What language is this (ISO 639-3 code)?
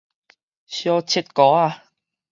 nan